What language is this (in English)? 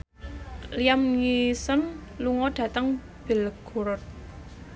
Javanese